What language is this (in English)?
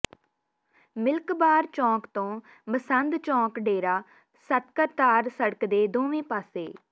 Punjabi